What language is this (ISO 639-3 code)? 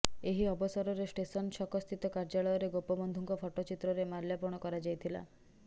ori